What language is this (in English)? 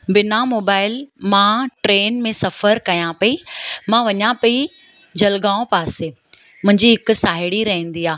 Sindhi